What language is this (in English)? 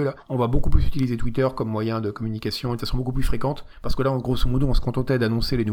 French